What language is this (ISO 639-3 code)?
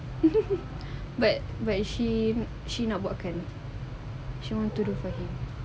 eng